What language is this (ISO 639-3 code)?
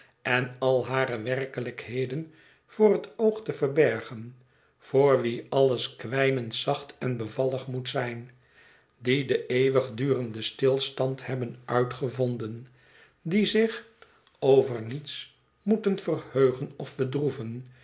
nld